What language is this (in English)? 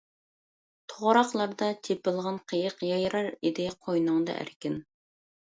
Uyghur